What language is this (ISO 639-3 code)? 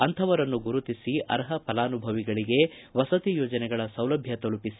kan